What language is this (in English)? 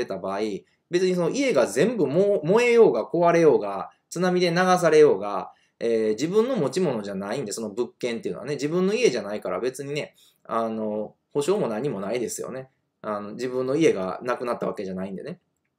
Japanese